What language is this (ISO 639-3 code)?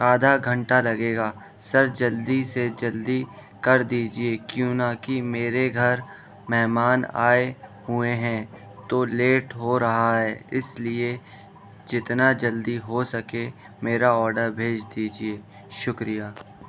urd